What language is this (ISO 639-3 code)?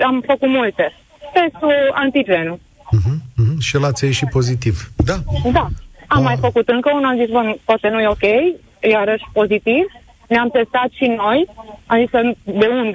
ron